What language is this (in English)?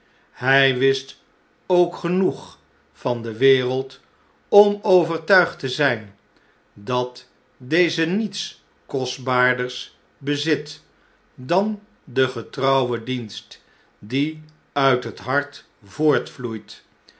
Dutch